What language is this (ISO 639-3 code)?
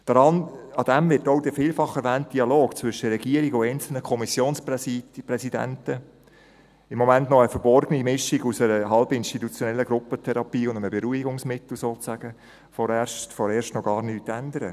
gsw